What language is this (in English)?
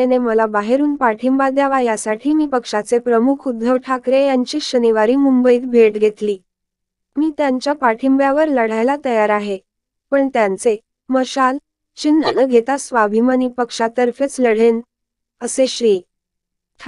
Marathi